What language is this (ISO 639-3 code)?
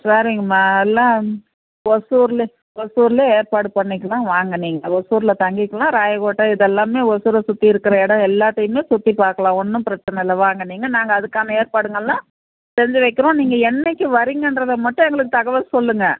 tam